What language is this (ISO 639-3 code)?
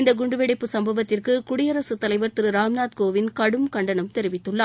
tam